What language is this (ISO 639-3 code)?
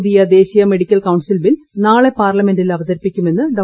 mal